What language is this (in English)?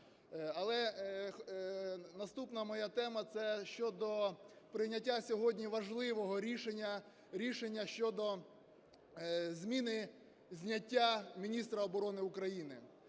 Ukrainian